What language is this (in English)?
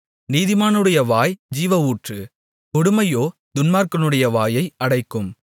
Tamil